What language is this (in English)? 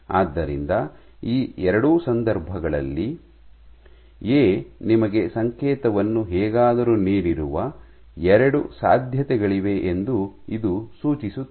Kannada